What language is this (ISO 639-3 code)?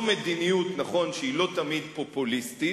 heb